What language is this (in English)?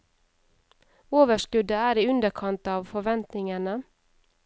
Norwegian